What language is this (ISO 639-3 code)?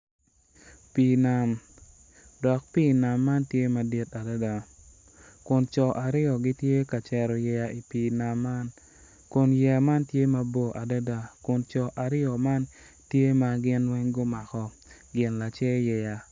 ach